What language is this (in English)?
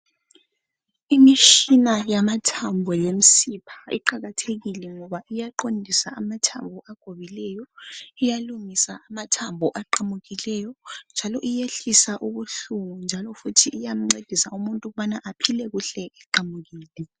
North Ndebele